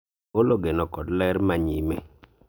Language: Luo (Kenya and Tanzania)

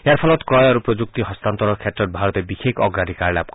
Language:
Assamese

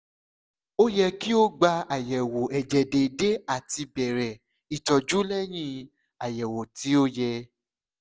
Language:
Yoruba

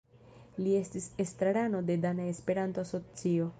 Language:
Esperanto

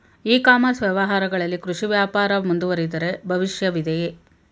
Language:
Kannada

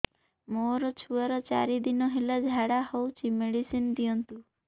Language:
Odia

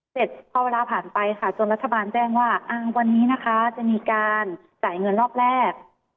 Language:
Thai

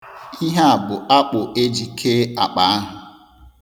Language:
Igbo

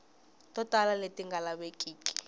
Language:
Tsonga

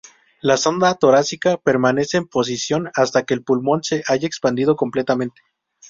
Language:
Spanish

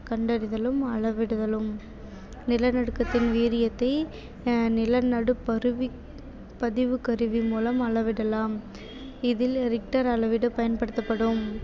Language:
Tamil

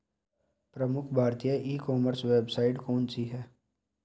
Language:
Hindi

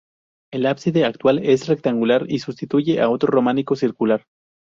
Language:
Spanish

